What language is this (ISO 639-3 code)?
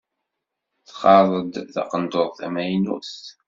kab